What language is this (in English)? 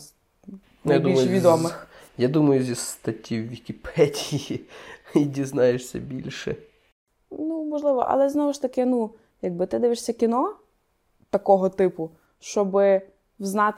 Ukrainian